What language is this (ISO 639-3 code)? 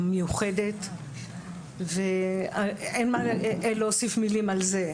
heb